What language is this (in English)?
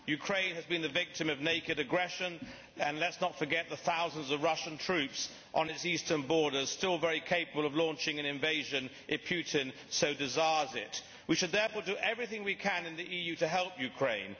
English